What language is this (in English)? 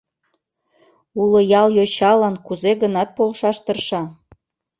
Mari